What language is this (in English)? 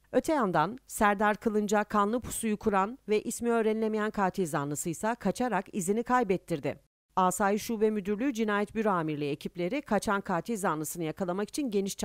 Turkish